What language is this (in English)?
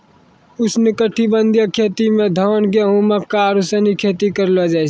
Maithili